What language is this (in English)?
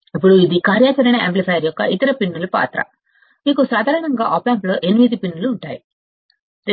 Telugu